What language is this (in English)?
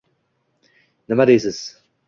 Uzbek